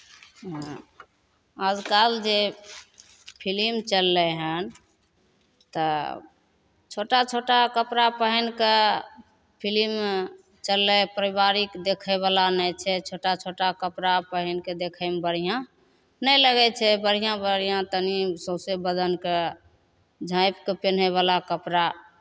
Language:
Maithili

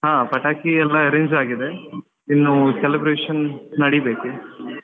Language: Kannada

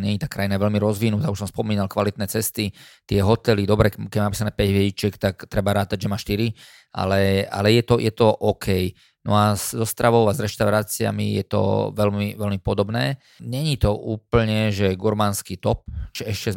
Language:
Slovak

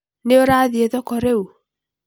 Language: Kikuyu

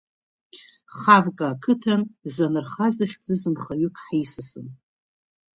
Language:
Abkhazian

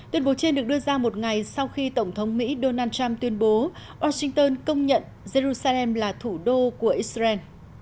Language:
Vietnamese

